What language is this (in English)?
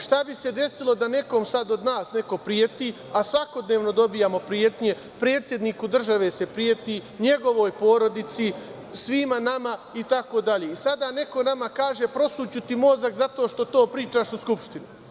Serbian